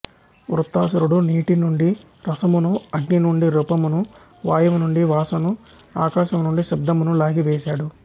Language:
Telugu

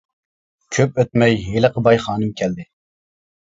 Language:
Uyghur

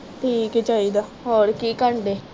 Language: Punjabi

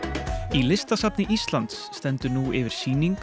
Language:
Icelandic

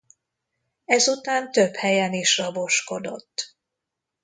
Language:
Hungarian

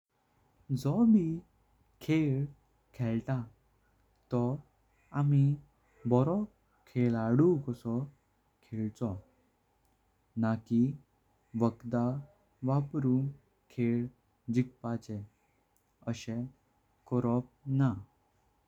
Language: Konkani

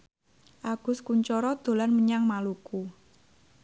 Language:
Javanese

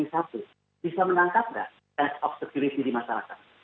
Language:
Indonesian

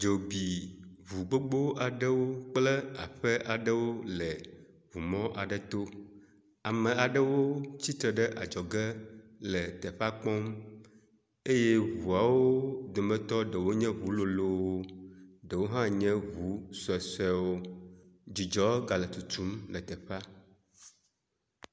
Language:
Ewe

